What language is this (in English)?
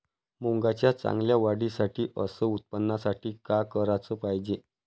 Marathi